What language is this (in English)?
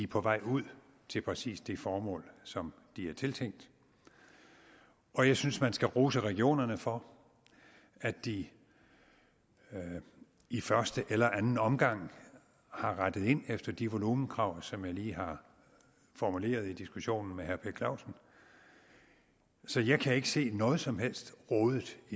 Danish